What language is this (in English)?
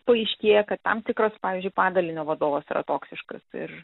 Lithuanian